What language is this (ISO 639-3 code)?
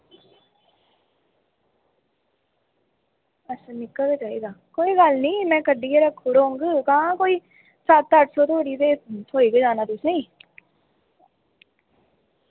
doi